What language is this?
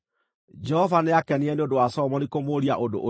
Kikuyu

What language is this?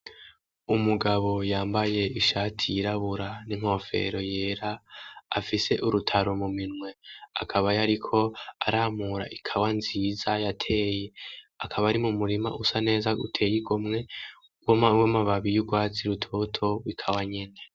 Rundi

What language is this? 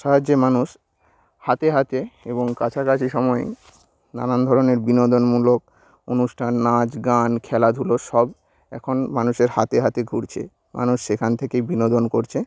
Bangla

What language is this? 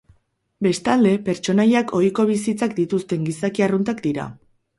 Basque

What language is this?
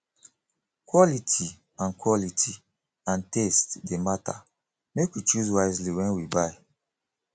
Nigerian Pidgin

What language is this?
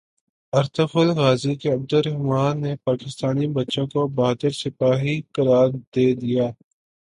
Urdu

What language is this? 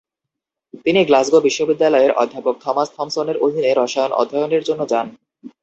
Bangla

